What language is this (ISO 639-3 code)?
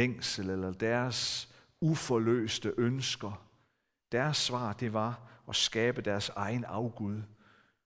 dan